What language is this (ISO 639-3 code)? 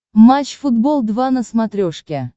rus